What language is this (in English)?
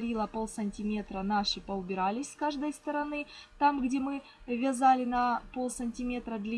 Russian